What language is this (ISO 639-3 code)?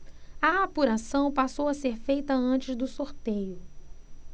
por